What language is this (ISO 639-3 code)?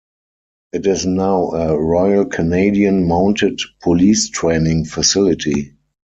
eng